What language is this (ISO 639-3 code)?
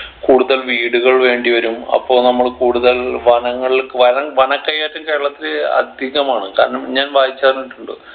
mal